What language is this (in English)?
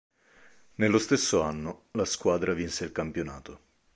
Italian